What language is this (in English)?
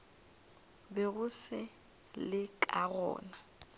Northern Sotho